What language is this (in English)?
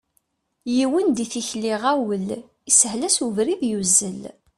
Kabyle